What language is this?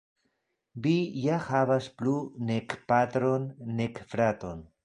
Esperanto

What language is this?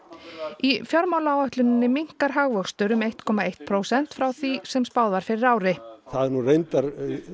Icelandic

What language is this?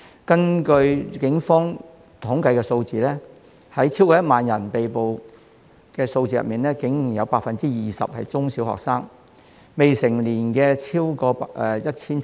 Cantonese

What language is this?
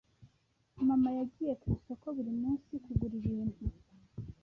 Kinyarwanda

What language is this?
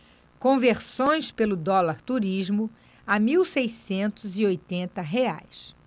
Portuguese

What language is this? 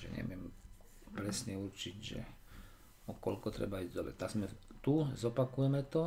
Slovak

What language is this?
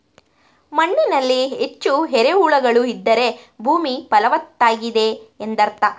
Kannada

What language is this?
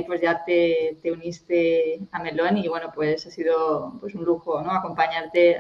Spanish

